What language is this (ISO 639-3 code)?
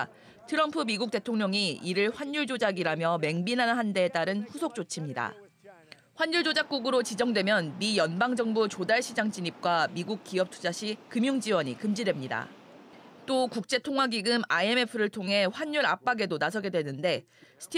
kor